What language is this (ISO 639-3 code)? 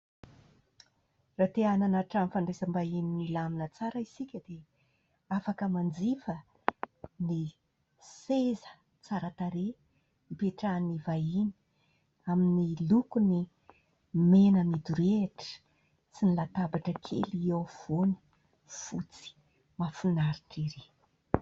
mlg